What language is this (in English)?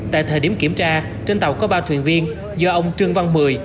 Vietnamese